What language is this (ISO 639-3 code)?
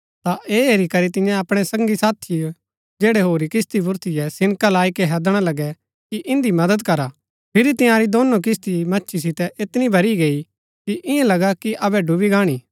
gbk